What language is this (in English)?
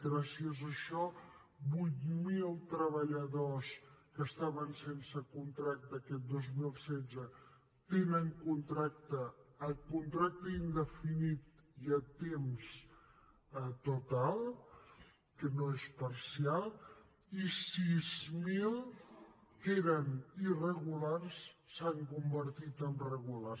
Catalan